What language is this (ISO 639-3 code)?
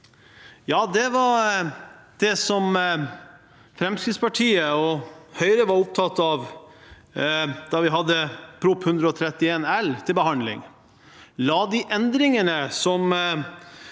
nor